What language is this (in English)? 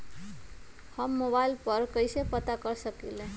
Magahi